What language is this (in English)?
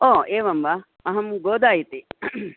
Sanskrit